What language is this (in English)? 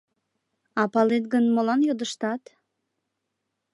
Mari